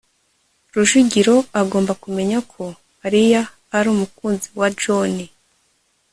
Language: Kinyarwanda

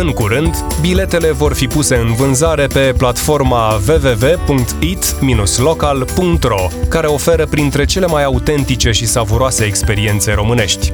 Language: Romanian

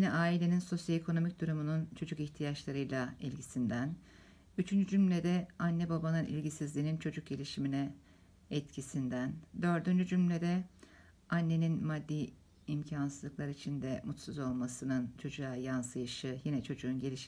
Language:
Turkish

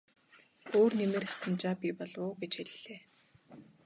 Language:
Mongolian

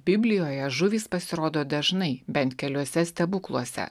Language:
Lithuanian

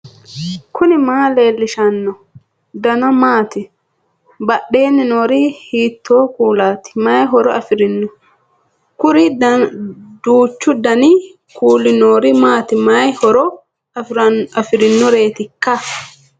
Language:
Sidamo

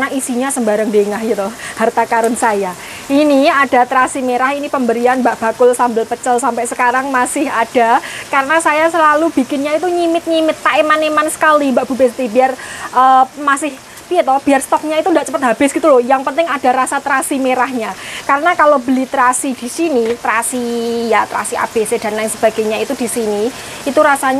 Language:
Indonesian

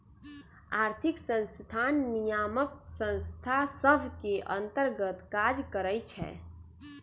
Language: Magahi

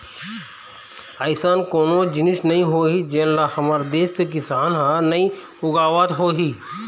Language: Chhattisgarhi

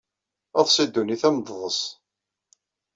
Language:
Kabyle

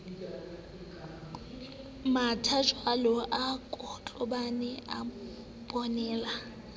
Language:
Southern Sotho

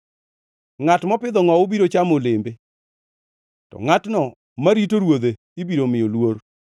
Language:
Luo (Kenya and Tanzania)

